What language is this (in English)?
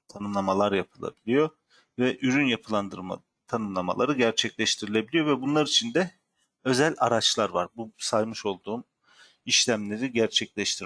Turkish